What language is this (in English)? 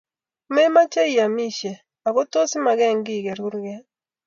Kalenjin